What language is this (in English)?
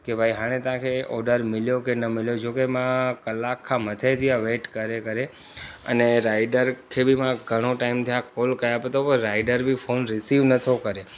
Sindhi